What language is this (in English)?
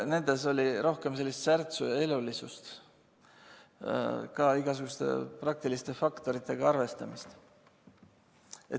Estonian